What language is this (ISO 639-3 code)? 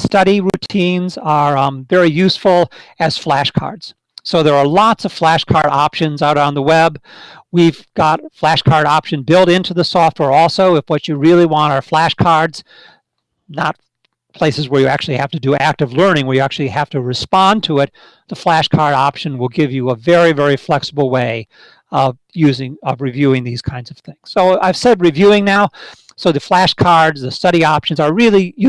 eng